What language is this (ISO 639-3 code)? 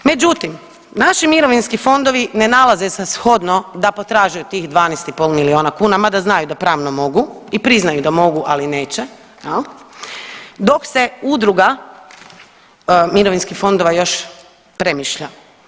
hrv